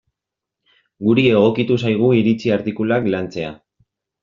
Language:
Basque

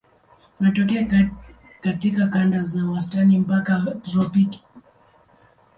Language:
Swahili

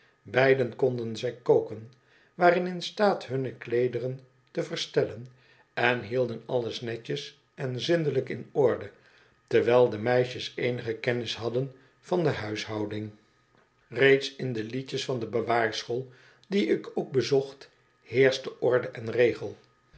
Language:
Dutch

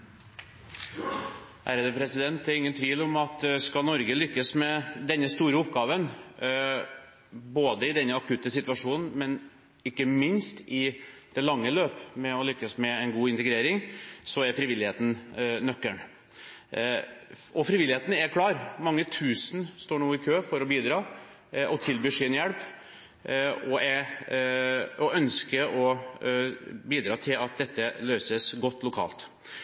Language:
Norwegian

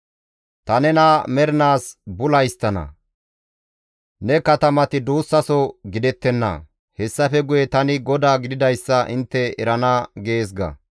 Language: Gamo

